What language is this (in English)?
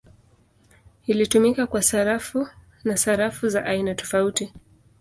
Swahili